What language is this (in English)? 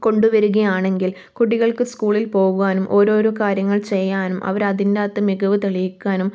Malayalam